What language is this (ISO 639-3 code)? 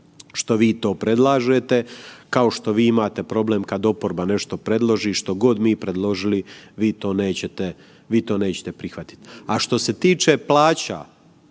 hrv